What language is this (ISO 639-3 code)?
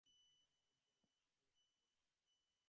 ben